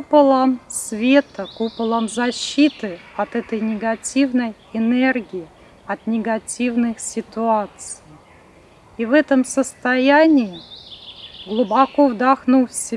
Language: Russian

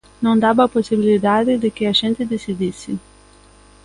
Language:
Galician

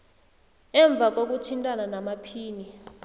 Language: South Ndebele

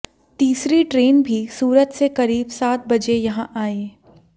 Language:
Hindi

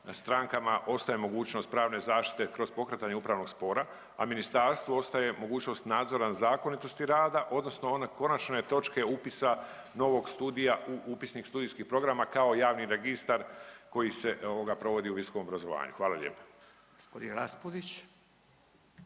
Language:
Croatian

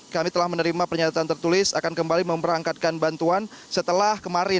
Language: Indonesian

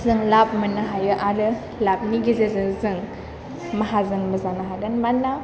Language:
Bodo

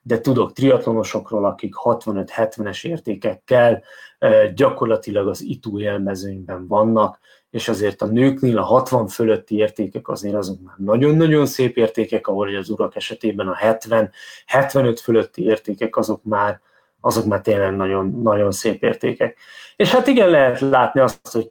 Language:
Hungarian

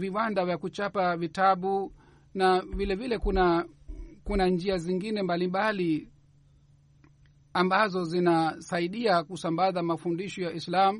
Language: Swahili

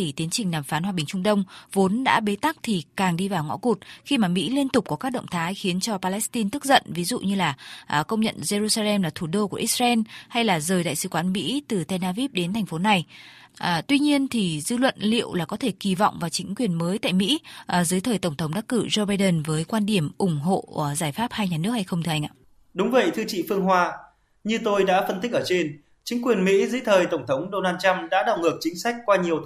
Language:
Vietnamese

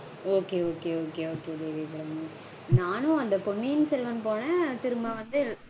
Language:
Tamil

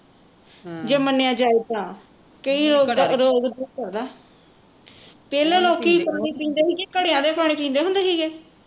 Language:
Punjabi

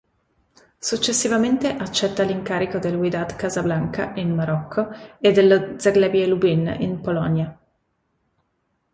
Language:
Italian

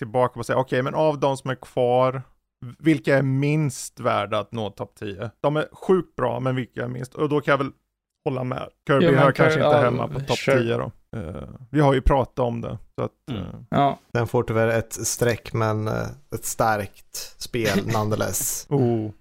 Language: Swedish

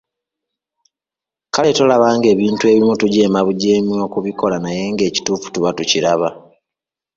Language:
Ganda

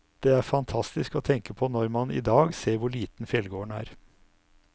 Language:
Norwegian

